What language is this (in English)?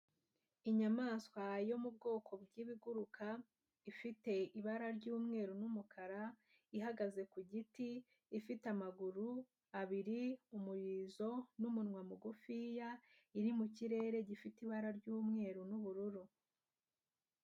Kinyarwanda